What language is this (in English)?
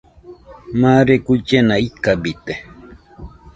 Nüpode Huitoto